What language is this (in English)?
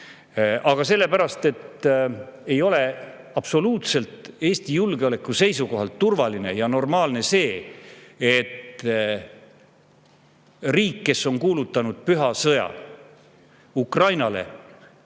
Estonian